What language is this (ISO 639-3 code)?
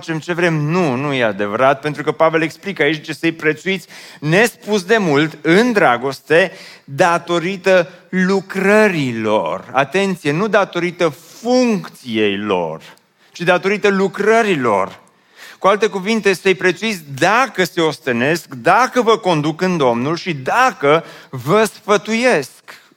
ron